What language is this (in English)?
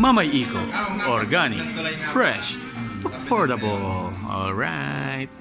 Indonesian